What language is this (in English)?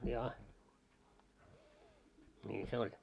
Finnish